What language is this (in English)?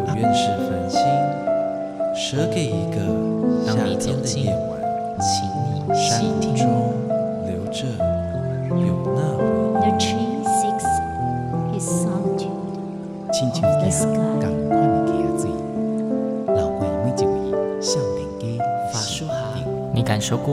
Chinese